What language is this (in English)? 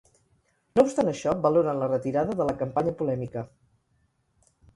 Catalan